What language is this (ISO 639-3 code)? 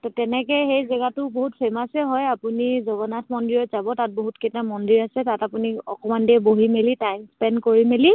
asm